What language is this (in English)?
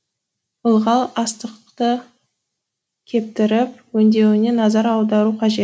Kazakh